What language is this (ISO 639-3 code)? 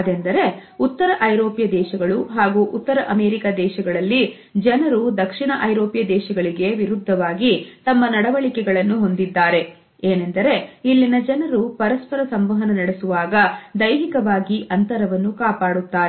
kan